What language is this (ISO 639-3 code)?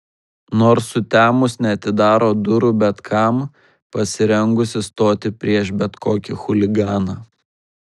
lit